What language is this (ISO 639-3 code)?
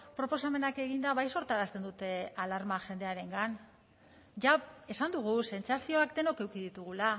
eus